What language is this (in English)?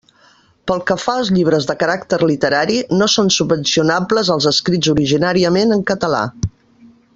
Catalan